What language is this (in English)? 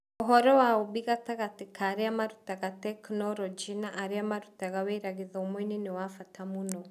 Kikuyu